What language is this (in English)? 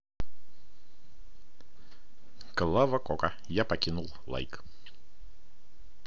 Russian